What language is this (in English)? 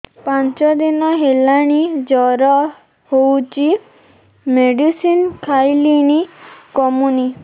Odia